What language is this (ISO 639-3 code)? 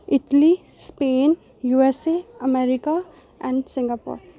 doi